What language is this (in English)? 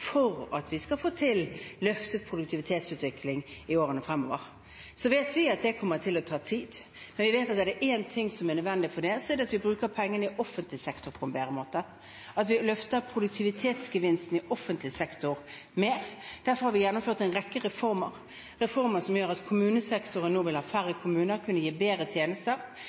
Norwegian Bokmål